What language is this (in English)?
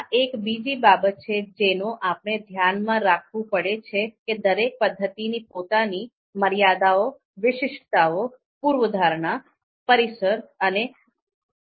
Gujarati